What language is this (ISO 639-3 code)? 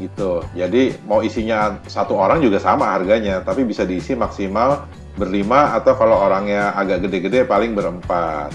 ind